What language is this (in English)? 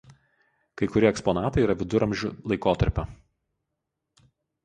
Lithuanian